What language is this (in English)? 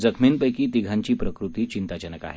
Marathi